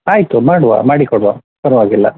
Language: Kannada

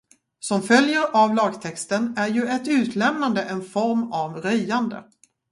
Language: Swedish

